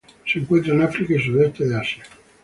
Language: Spanish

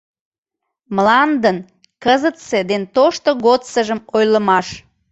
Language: Mari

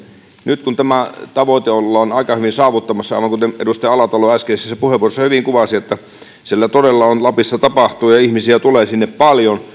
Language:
Finnish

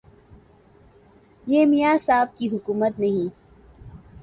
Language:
Urdu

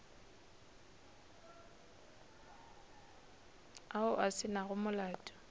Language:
Northern Sotho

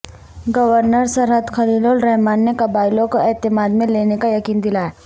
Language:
Urdu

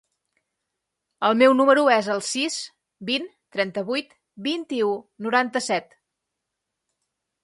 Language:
Catalan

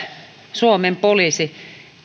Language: Finnish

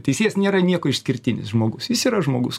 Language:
Lithuanian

